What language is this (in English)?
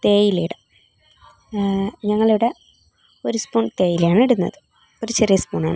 Malayalam